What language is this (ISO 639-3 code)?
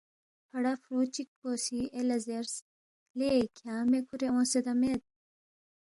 bft